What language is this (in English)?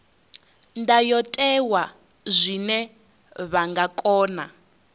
Venda